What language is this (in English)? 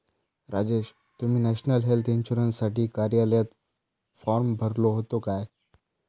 Marathi